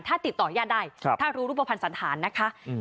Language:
Thai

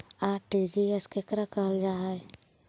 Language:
Magahi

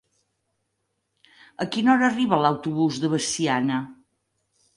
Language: Catalan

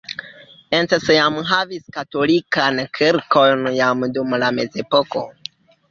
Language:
Esperanto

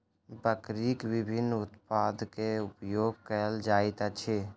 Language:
Maithili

